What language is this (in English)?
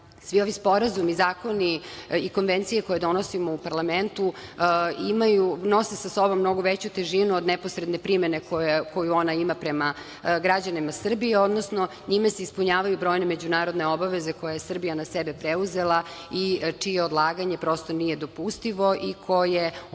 Serbian